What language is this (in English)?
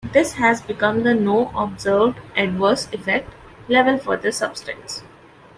English